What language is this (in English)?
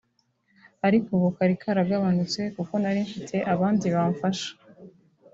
Kinyarwanda